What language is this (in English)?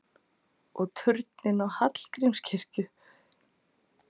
Icelandic